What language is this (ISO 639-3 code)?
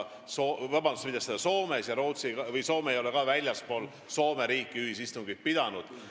est